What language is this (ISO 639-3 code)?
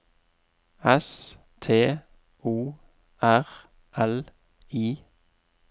nor